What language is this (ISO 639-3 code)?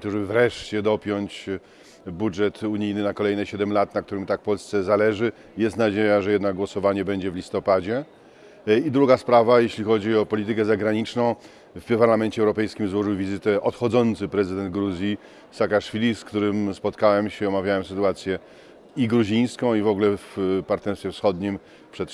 pol